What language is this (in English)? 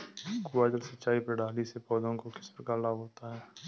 Hindi